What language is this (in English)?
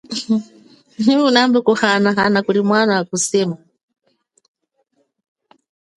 Chokwe